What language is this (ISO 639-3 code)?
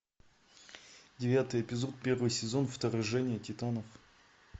rus